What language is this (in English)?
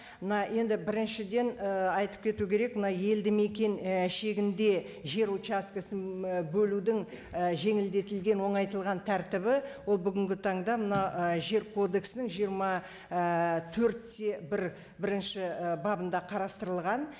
Kazakh